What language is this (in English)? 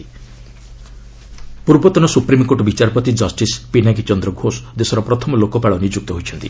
Odia